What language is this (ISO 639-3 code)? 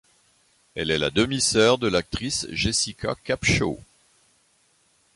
fra